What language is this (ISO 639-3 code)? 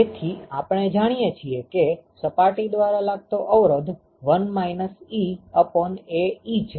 guj